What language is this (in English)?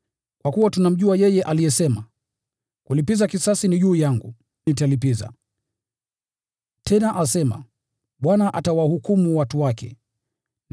Swahili